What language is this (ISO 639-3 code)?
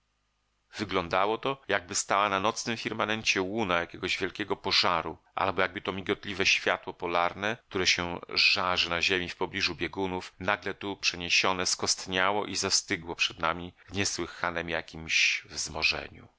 pol